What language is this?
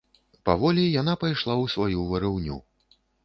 Belarusian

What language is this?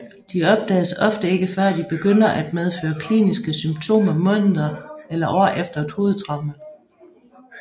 Danish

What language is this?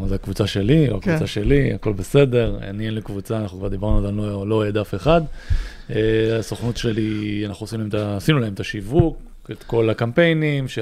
Hebrew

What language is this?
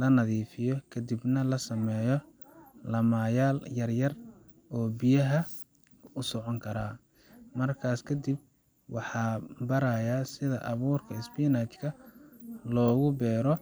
Somali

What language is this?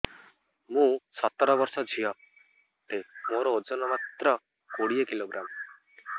Odia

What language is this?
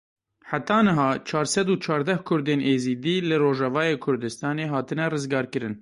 Kurdish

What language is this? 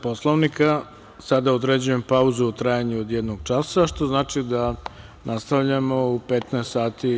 Serbian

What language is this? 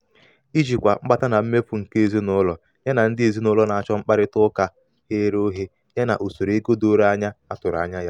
Igbo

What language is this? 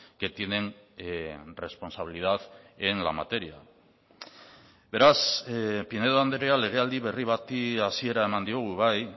Basque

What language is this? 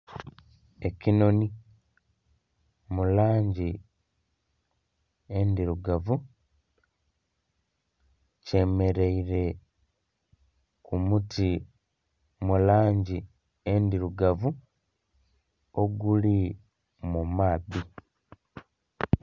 Soga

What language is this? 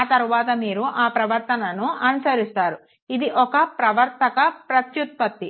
Telugu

